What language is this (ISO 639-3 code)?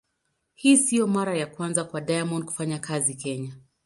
swa